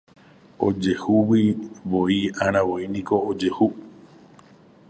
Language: Guarani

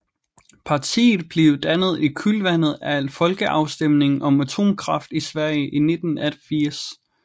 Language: Danish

